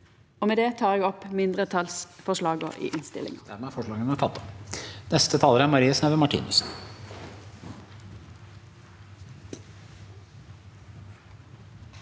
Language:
Norwegian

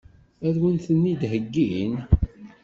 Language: Kabyle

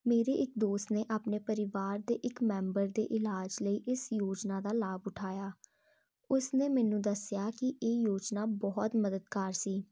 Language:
Punjabi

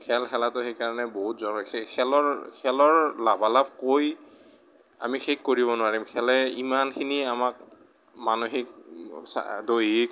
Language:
Assamese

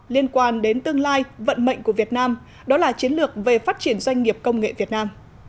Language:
Vietnamese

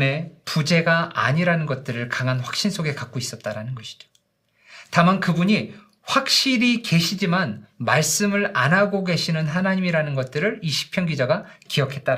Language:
Korean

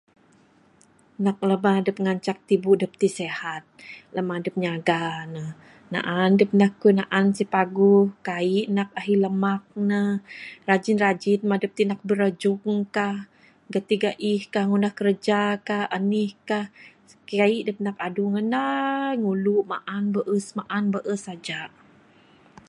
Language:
Bukar-Sadung Bidayuh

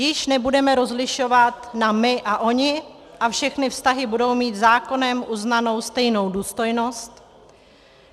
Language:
Czech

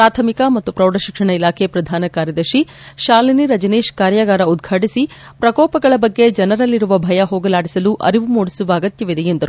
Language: Kannada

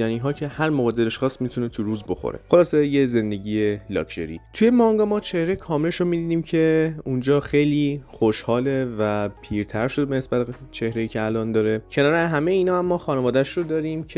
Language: Persian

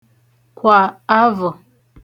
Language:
Igbo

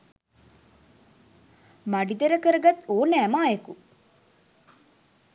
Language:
Sinhala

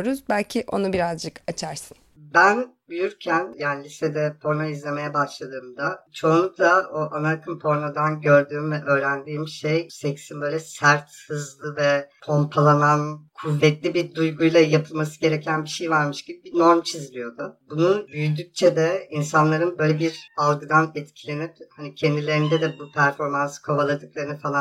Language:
Turkish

